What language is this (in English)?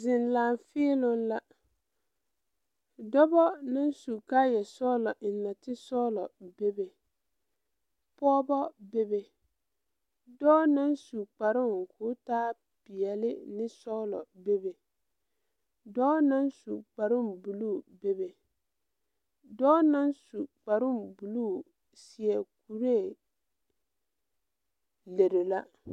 Southern Dagaare